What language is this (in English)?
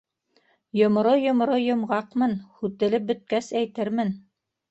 Bashkir